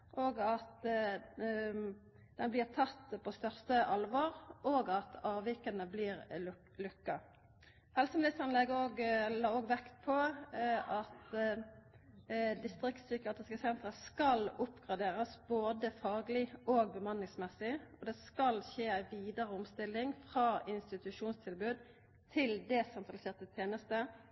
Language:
Norwegian Nynorsk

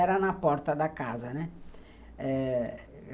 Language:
Portuguese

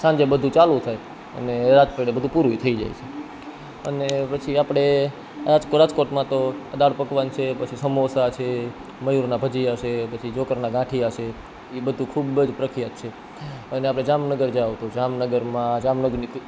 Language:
Gujarati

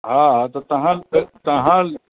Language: Sindhi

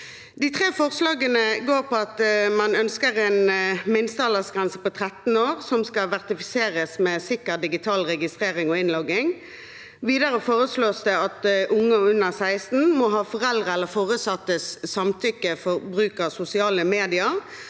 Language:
Norwegian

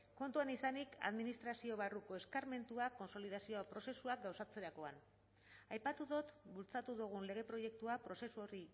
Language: Basque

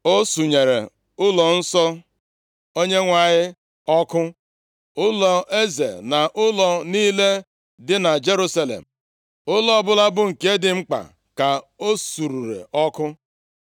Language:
Igbo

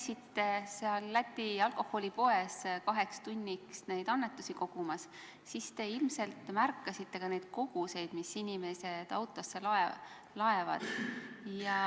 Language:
Estonian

